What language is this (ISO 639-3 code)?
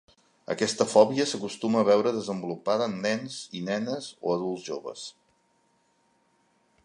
cat